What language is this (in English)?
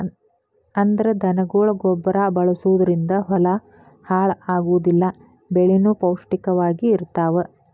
Kannada